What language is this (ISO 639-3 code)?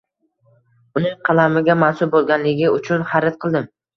uzb